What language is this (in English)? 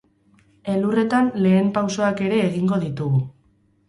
Basque